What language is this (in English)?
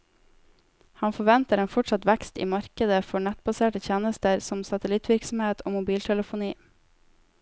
Norwegian